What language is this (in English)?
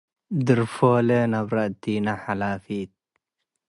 Tigre